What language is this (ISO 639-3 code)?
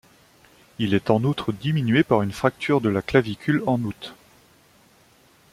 fra